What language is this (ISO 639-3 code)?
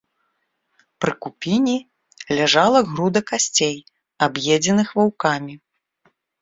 bel